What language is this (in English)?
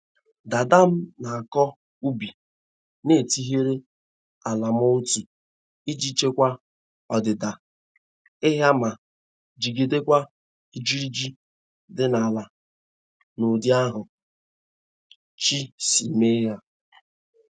Igbo